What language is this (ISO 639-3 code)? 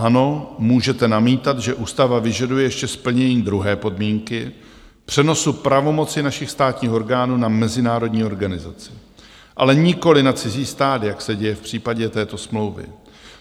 ces